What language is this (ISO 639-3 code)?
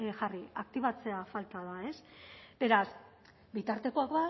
eus